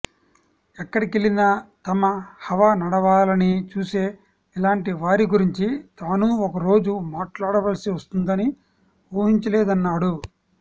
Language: Telugu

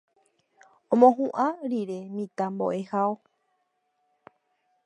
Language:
Guarani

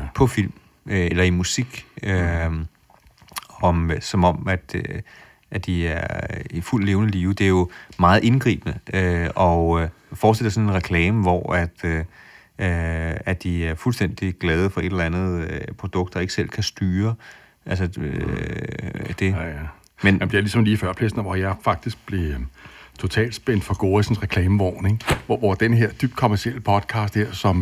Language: Danish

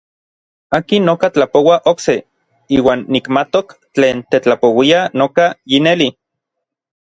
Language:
Orizaba Nahuatl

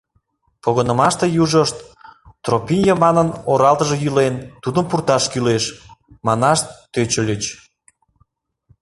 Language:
Mari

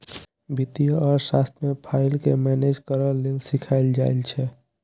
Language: Maithili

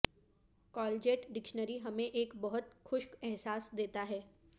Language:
Urdu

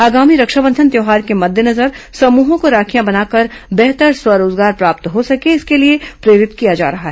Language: Hindi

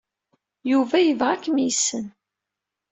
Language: Kabyle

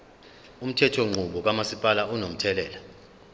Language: Zulu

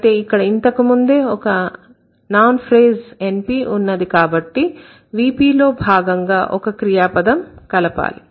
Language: Telugu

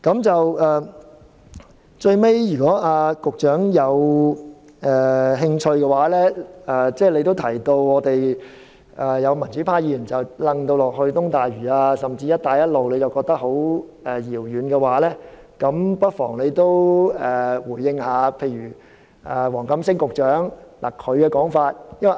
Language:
Cantonese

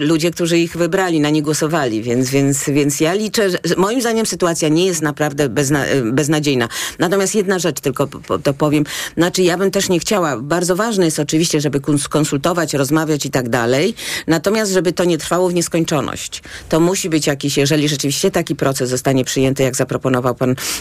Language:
Polish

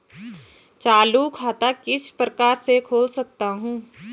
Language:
Hindi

